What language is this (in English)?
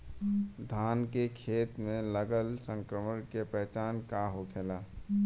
Bhojpuri